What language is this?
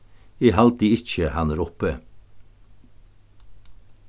Faroese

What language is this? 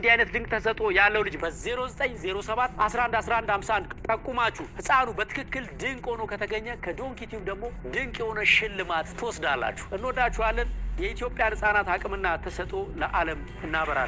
Arabic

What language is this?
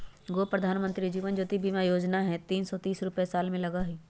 Magahi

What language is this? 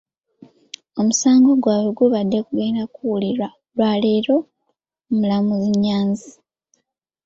Ganda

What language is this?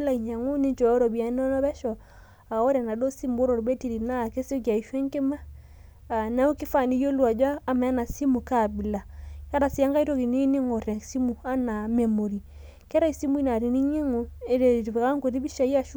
Masai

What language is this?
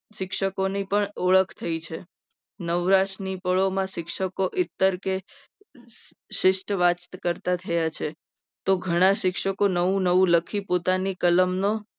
Gujarati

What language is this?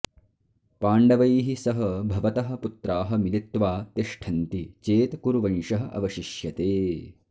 Sanskrit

